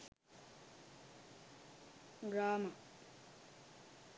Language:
Sinhala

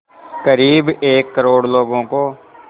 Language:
Hindi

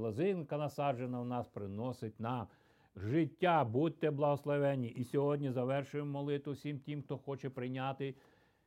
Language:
Ukrainian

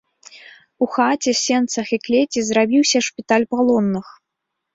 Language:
Belarusian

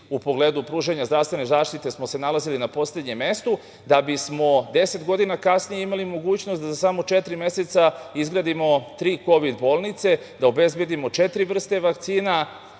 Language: Serbian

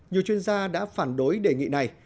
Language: Vietnamese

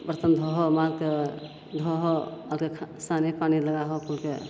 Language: Maithili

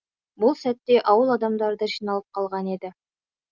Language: Kazakh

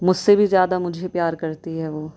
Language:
Urdu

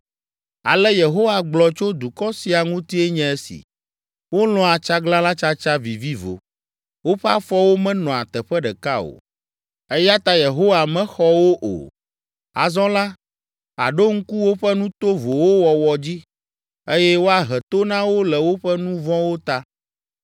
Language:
Ewe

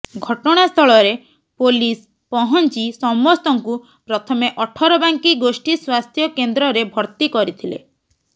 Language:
Odia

